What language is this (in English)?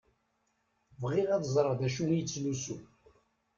Kabyle